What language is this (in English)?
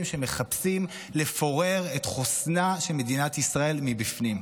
Hebrew